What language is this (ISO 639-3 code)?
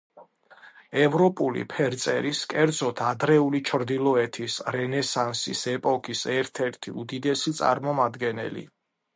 kat